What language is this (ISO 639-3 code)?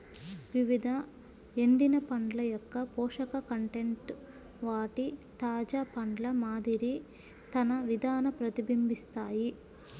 tel